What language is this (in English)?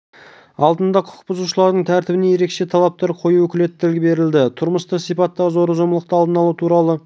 Kazakh